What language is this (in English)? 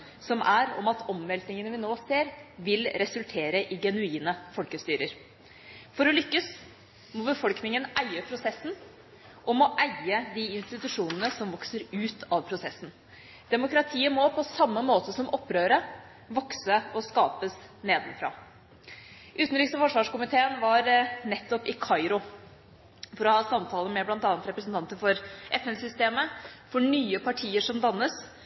Norwegian Bokmål